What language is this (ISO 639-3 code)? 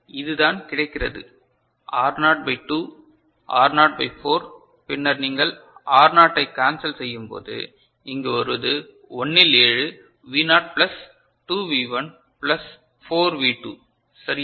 tam